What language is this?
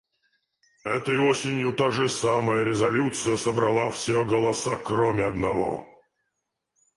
Russian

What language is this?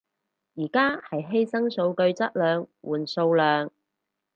Cantonese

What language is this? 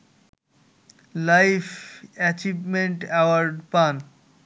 Bangla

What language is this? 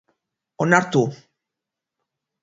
Basque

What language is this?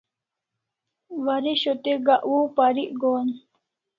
Kalasha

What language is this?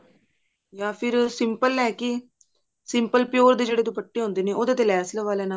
Punjabi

